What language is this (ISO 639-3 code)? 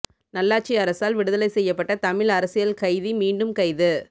tam